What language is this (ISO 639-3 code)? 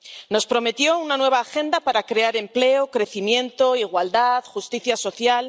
spa